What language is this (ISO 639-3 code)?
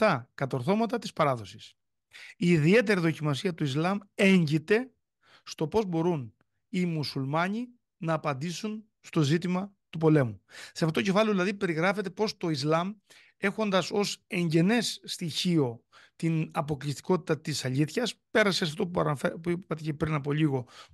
ell